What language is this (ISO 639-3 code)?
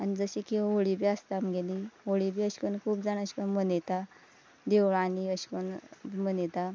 kok